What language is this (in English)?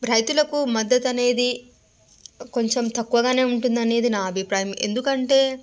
Telugu